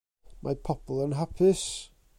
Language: Welsh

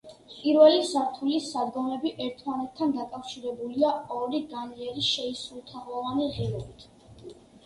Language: Georgian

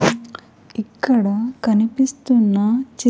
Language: Telugu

